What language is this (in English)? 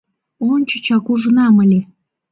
Mari